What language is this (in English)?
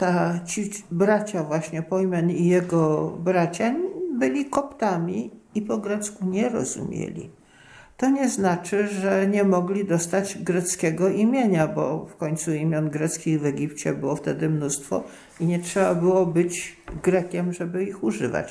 Polish